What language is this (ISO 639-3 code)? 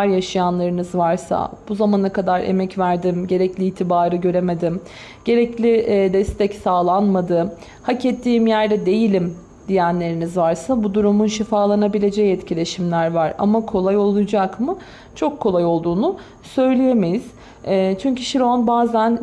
tur